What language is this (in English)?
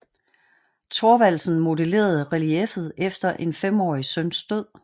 Danish